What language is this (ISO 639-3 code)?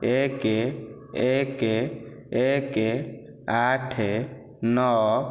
ori